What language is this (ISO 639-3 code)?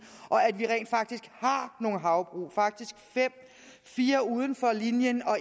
dan